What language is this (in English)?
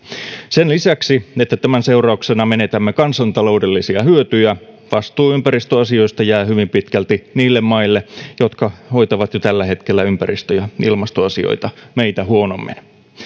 Finnish